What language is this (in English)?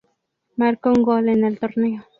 Spanish